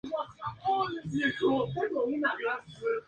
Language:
Spanish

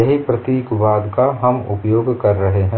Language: Hindi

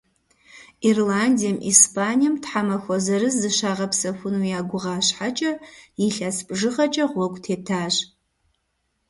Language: Kabardian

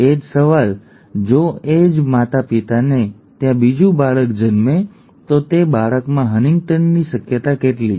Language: Gujarati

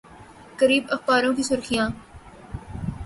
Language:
Urdu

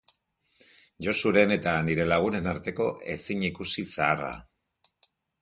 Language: Basque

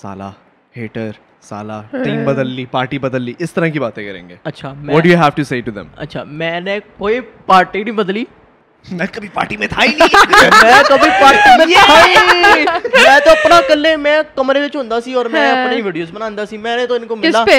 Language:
Urdu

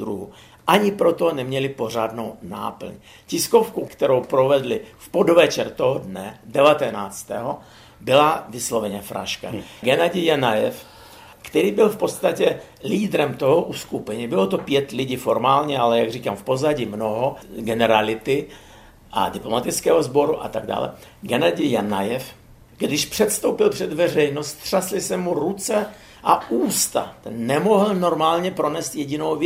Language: Czech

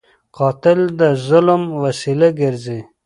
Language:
Pashto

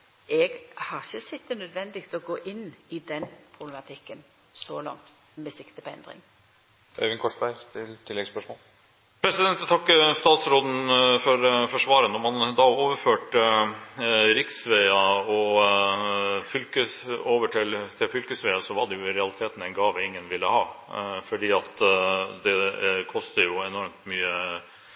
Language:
Norwegian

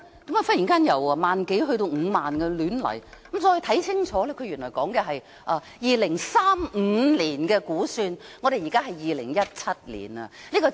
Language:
Cantonese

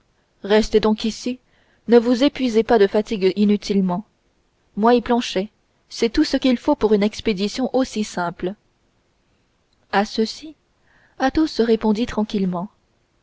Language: French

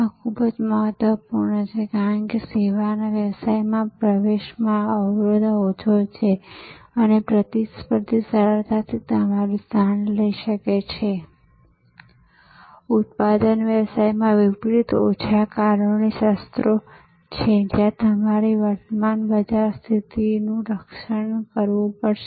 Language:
Gujarati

